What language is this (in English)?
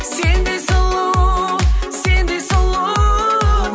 Kazakh